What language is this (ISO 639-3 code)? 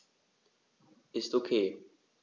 deu